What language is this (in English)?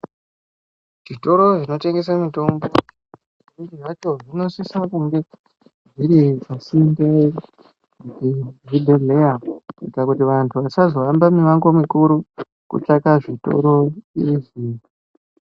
Ndau